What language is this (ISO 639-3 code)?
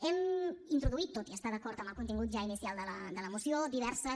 cat